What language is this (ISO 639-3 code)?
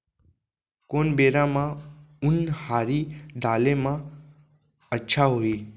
hne